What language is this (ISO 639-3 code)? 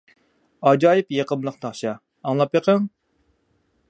uig